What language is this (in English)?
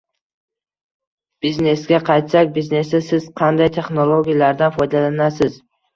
Uzbek